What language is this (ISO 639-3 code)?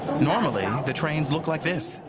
eng